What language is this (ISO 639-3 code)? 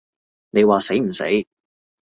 yue